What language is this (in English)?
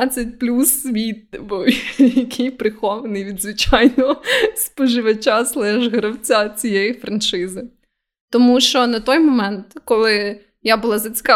Ukrainian